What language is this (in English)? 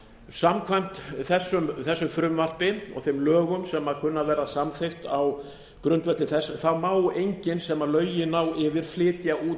Icelandic